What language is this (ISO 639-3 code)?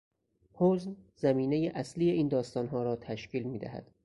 fas